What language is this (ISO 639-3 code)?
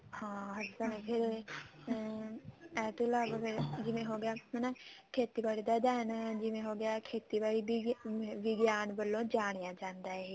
pan